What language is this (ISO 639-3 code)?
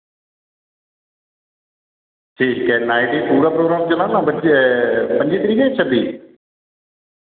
doi